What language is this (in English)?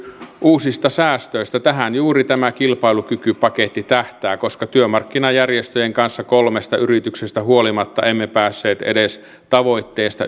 Finnish